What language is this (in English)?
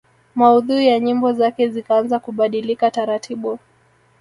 Swahili